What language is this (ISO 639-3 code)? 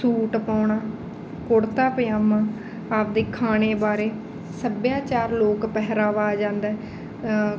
pan